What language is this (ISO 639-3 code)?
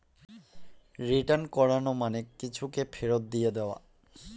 ben